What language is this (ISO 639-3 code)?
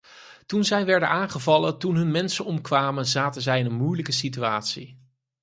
nld